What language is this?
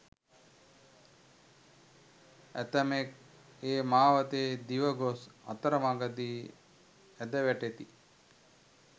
Sinhala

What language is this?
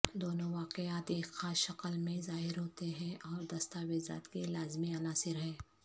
Urdu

